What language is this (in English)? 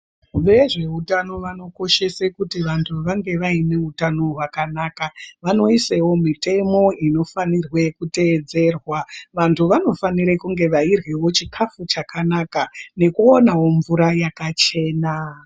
Ndau